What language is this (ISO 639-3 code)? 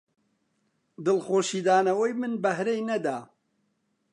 ckb